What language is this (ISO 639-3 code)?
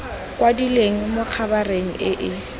tsn